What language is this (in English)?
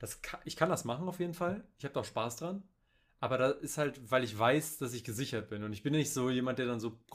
German